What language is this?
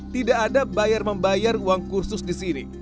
Indonesian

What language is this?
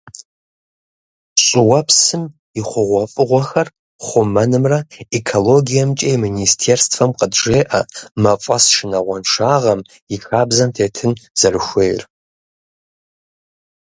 Kabardian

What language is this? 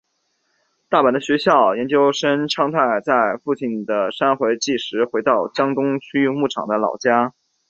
Chinese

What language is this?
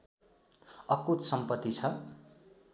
Nepali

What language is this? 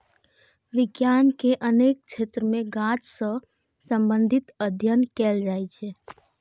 Maithili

